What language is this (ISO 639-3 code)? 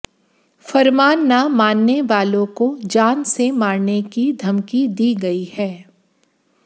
hin